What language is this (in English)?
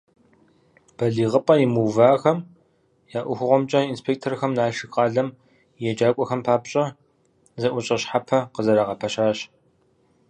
Kabardian